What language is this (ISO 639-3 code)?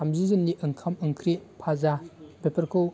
brx